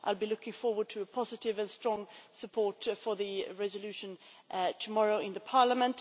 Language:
English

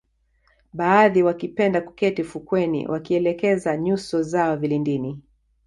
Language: Swahili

